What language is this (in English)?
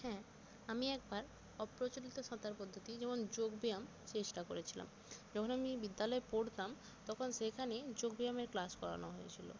Bangla